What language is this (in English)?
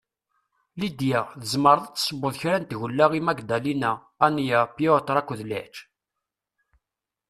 Kabyle